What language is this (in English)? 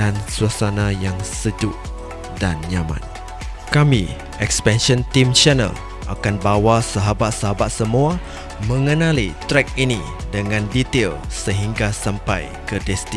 Malay